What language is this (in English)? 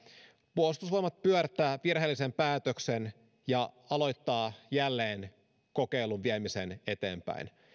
Finnish